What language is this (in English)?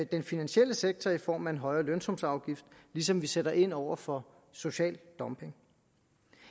Danish